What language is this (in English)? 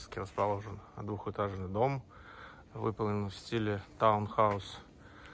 Russian